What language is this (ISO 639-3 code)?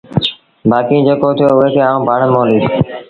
sbn